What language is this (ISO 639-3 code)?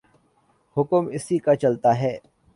urd